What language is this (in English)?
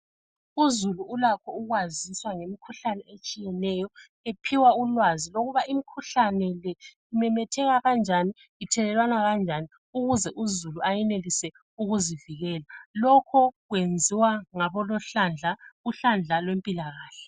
North Ndebele